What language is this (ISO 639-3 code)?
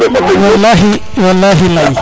srr